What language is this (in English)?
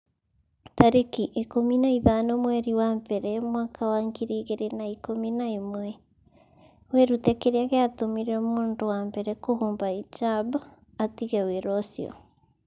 Kikuyu